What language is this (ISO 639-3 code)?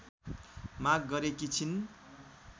nep